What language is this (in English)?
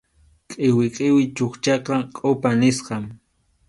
Arequipa-La Unión Quechua